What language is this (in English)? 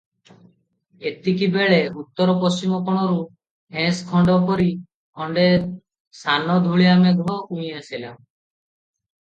Odia